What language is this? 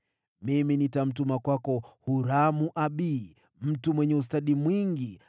Swahili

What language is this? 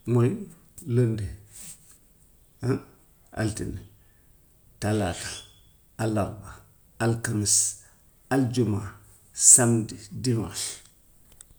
Gambian Wolof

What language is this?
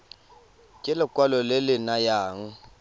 Tswana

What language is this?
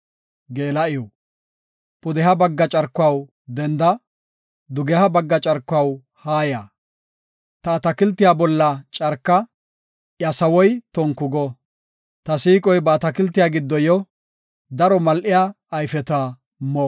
Gofa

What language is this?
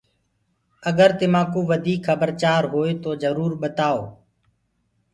Gurgula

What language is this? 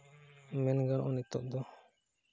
Santali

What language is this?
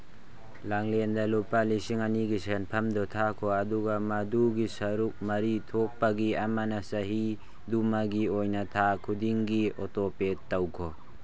Manipuri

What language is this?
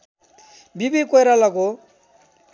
Nepali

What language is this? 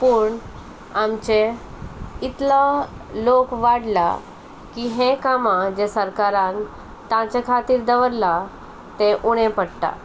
Konkani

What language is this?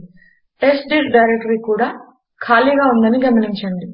Telugu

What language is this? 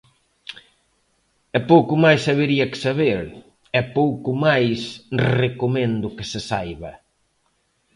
Galician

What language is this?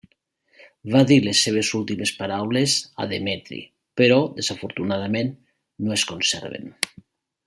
Catalan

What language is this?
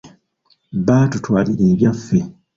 Ganda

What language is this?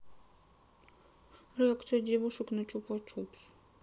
Russian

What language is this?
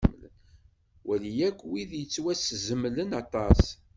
Kabyle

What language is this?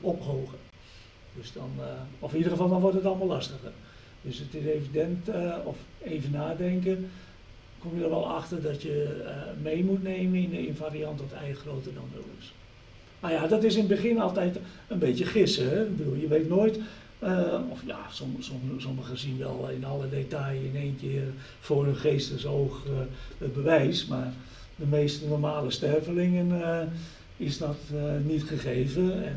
Dutch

